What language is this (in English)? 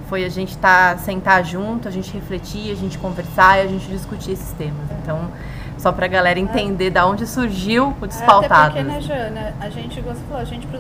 Portuguese